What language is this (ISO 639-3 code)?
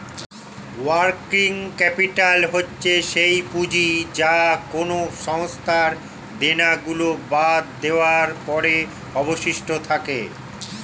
ben